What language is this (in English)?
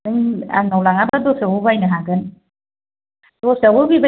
Bodo